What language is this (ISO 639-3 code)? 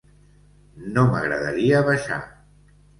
cat